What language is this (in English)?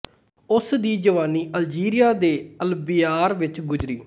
Punjabi